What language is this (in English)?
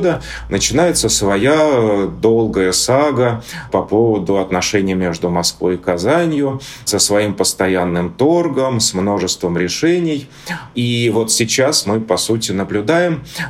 Russian